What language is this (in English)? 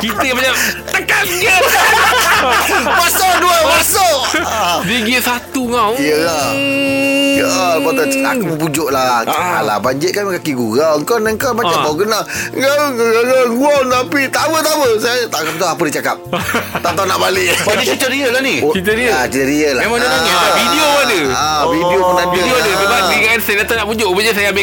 Malay